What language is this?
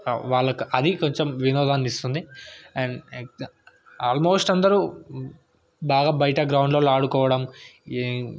Telugu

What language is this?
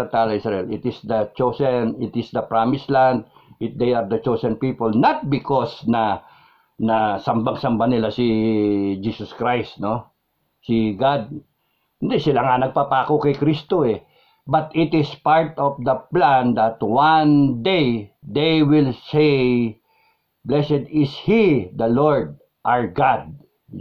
Filipino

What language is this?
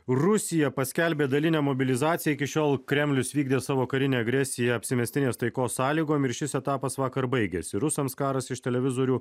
Lithuanian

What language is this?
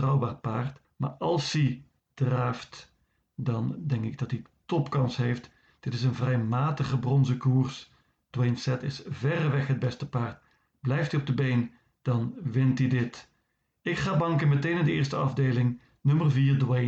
Dutch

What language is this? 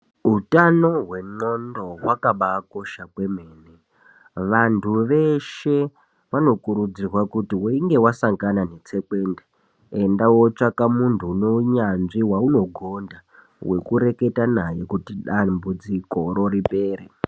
Ndau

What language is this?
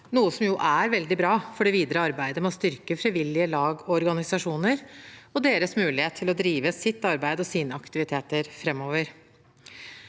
Norwegian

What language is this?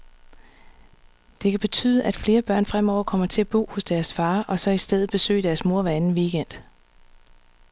Danish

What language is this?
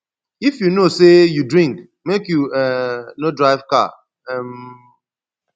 Nigerian Pidgin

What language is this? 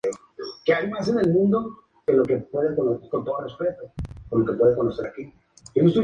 Spanish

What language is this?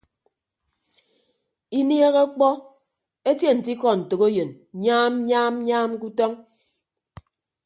Ibibio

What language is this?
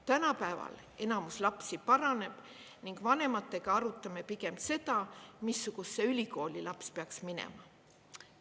Estonian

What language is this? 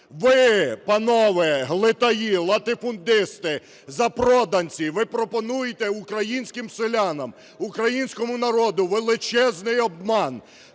Ukrainian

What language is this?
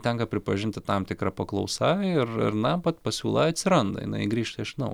Lithuanian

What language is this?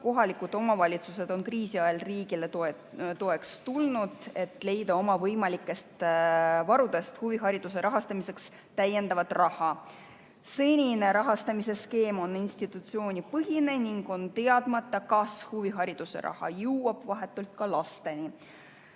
Estonian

